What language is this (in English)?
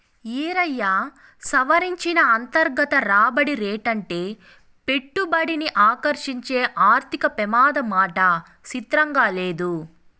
Telugu